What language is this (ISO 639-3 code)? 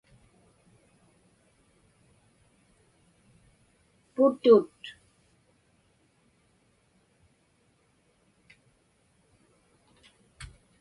ipk